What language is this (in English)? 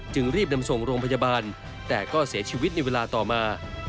Thai